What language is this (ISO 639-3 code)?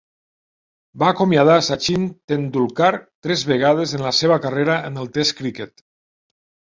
cat